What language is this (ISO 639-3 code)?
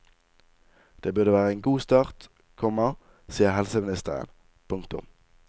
nor